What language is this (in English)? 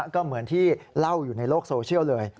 Thai